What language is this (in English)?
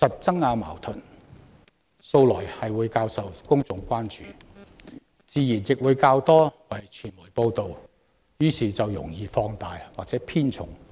Cantonese